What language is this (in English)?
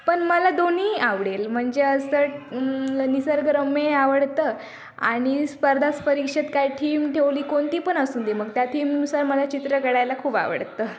Marathi